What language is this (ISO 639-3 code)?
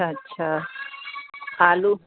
snd